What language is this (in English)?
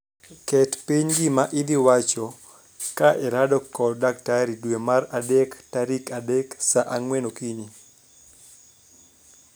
Luo (Kenya and Tanzania)